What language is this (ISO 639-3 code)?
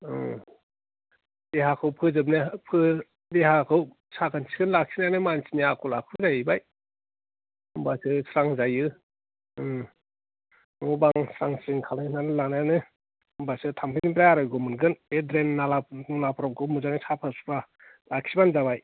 brx